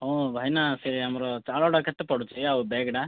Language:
Odia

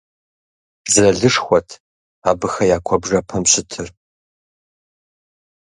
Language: Kabardian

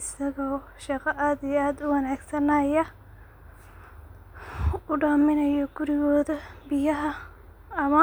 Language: Somali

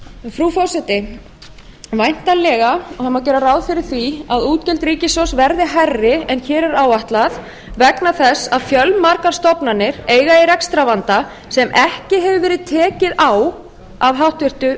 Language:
Icelandic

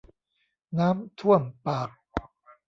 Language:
Thai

